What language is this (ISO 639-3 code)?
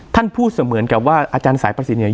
tha